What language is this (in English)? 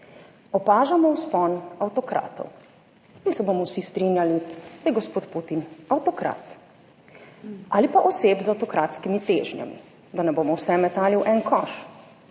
Slovenian